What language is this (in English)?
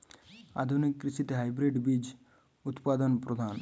Bangla